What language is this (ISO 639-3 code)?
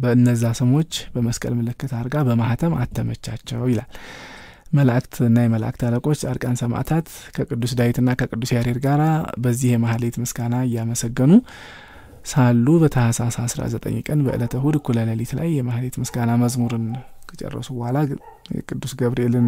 ara